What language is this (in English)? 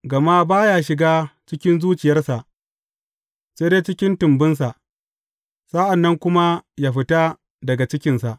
Hausa